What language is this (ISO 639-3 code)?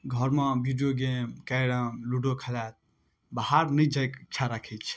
mai